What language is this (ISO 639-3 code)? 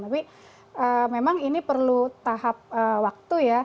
ind